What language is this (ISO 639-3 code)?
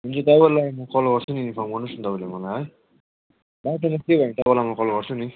nep